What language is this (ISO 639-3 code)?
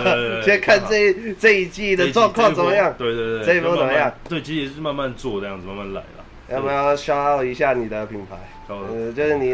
zho